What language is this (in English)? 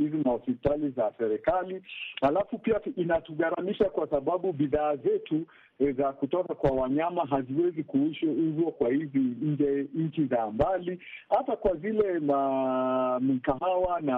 Swahili